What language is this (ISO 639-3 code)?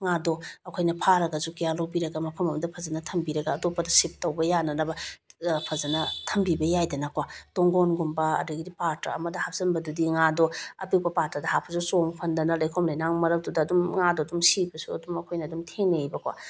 mni